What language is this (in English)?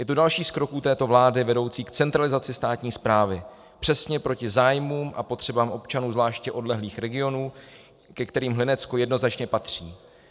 Czech